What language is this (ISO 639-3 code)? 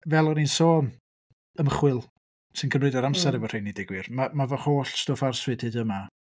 cym